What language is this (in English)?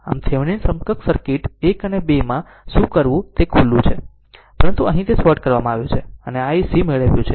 Gujarati